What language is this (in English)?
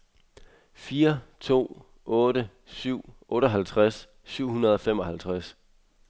Danish